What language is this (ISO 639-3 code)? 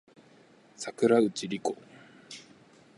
jpn